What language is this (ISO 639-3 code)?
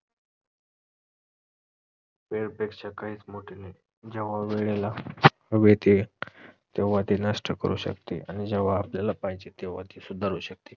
mar